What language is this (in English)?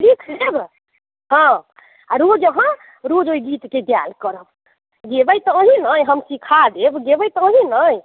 Maithili